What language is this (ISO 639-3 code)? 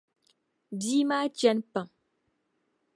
dag